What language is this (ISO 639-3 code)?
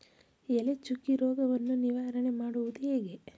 kan